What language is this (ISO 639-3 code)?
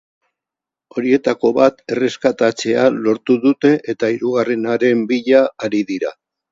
eus